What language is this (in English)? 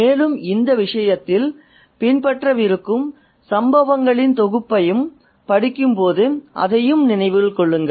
Tamil